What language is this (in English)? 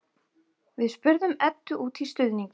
Icelandic